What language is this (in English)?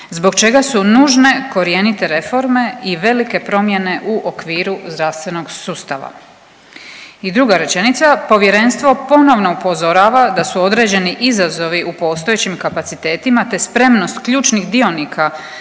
Croatian